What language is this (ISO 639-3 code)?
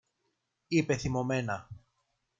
ell